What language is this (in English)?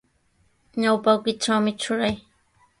Sihuas Ancash Quechua